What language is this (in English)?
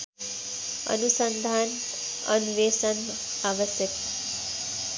Nepali